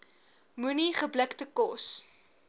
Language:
Afrikaans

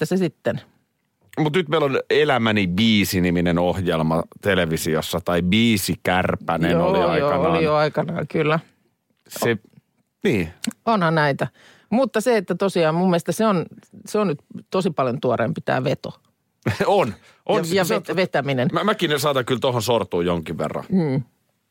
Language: Finnish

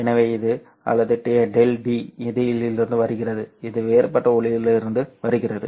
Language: Tamil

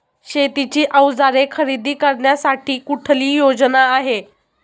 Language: Marathi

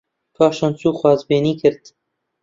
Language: Central Kurdish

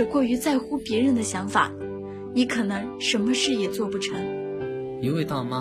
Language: Chinese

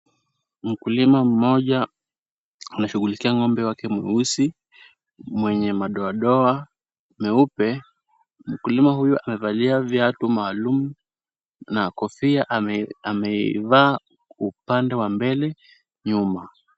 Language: Swahili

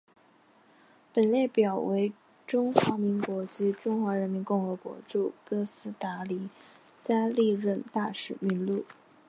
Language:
Chinese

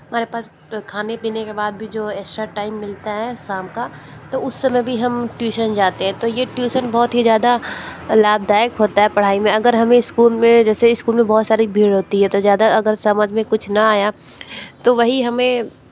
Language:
Hindi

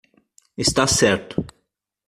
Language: Portuguese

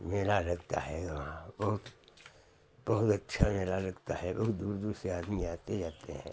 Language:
Hindi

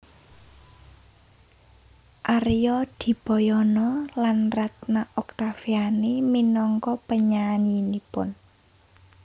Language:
Javanese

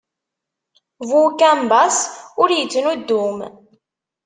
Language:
Kabyle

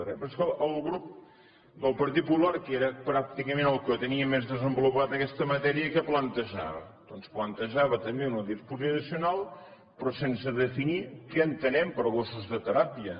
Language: Catalan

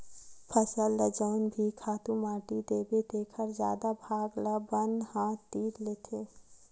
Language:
Chhattisgarhi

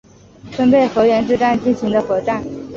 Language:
Chinese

